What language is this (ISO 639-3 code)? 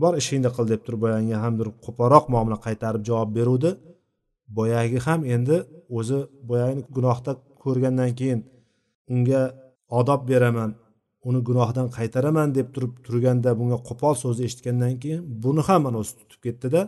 bul